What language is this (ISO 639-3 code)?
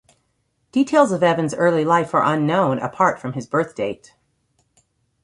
eng